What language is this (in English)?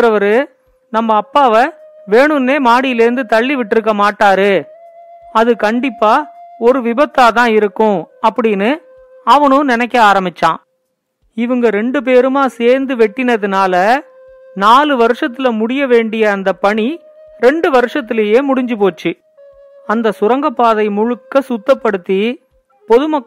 Tamil